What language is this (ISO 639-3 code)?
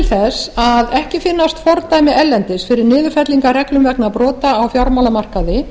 isl